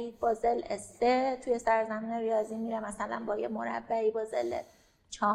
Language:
Persian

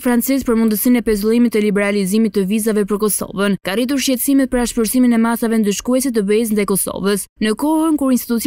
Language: Romanian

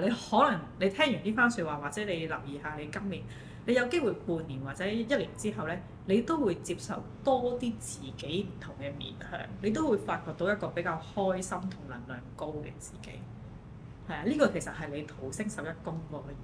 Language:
Chinese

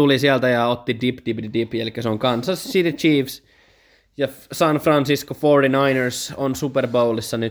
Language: Finnish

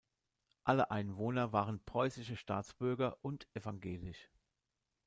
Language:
German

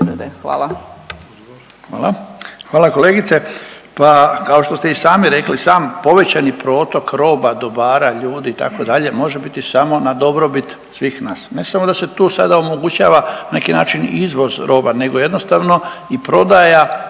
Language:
Croatian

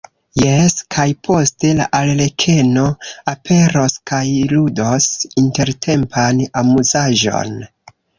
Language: Esperanto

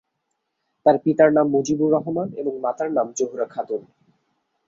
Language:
Bangla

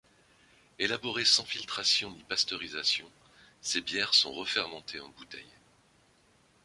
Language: French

